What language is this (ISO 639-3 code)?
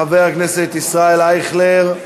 heb